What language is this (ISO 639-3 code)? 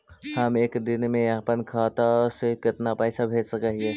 mag